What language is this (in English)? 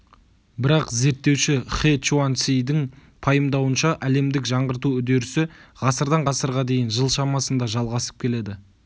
Kazakh